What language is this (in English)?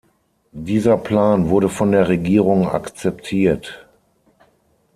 German